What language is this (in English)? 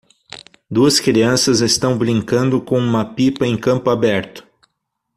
Portuguese